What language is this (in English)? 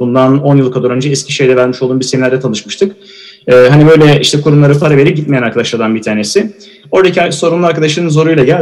Turkish